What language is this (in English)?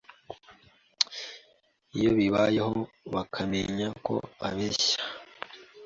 Kinyarwanda